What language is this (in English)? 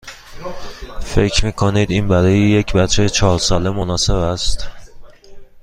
Persian